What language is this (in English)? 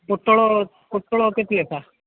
Odia